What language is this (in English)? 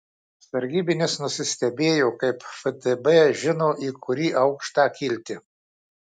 Lithuanian